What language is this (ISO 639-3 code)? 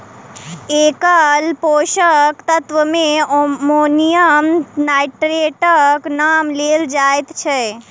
mai